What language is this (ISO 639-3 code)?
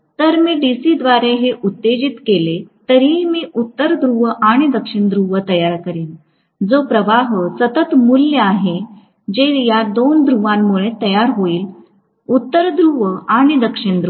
mar